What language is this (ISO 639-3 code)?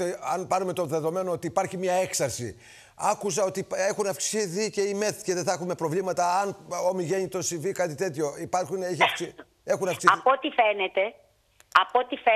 ell